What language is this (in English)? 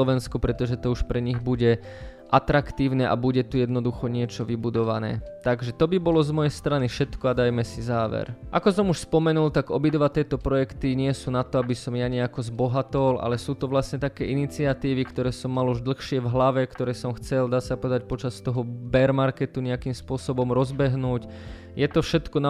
Slovak